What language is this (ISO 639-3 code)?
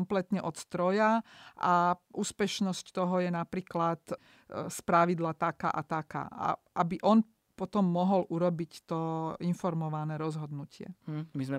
slk